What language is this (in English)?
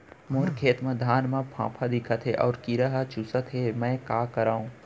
Chhattisgarhi